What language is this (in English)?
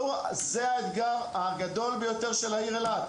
Hebrew